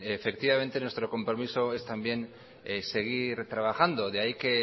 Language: Spanish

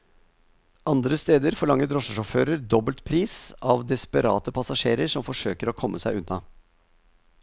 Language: Norwegian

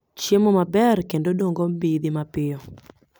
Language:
Luo (Kenya and Tanzania)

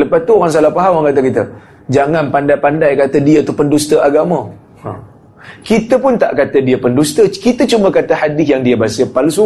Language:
Malay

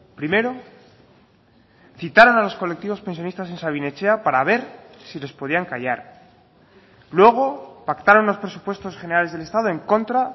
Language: Spanish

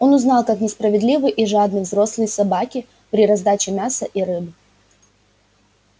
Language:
Russian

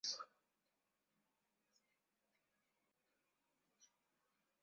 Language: Swahili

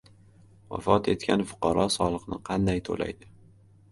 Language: Uzbek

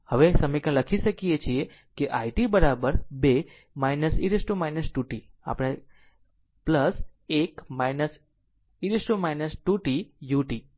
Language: Gujarati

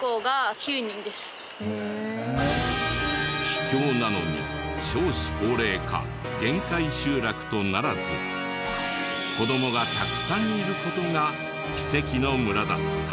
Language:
Japanese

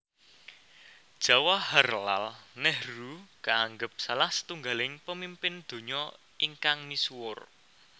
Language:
Javanese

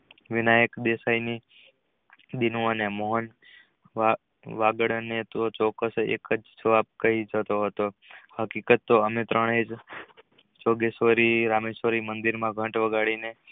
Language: Gujarati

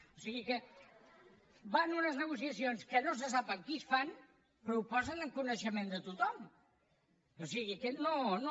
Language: Catalan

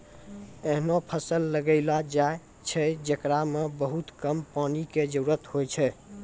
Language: Maithili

